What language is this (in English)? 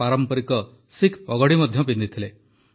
Odia